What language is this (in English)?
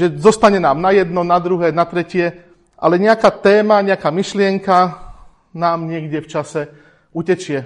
Slovak